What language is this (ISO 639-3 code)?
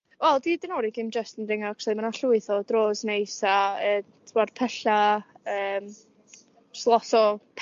cym